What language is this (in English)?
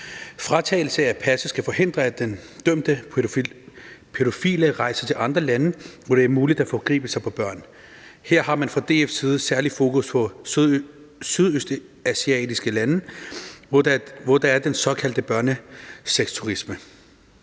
Danish